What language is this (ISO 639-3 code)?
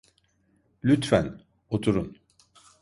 tur